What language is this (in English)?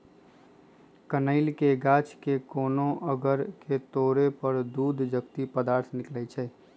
Magahi